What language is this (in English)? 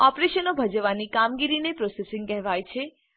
Gujarati